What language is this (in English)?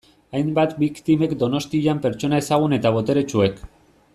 Basque